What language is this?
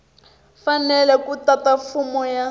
Tsonga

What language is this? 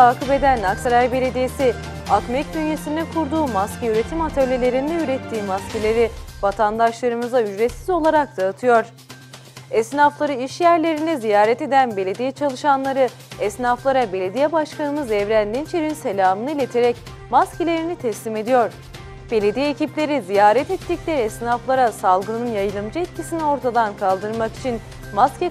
Turkish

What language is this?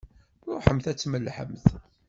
Kabyle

